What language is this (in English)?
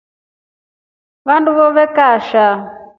Rombo